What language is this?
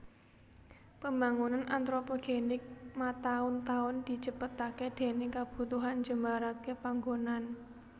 Javanese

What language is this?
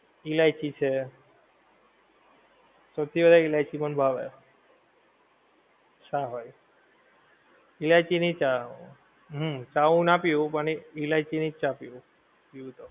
Gujarati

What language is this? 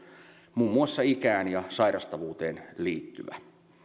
Finnish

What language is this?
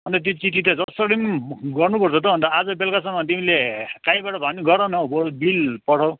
Nepali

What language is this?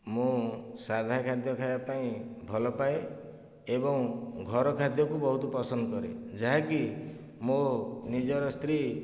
Odia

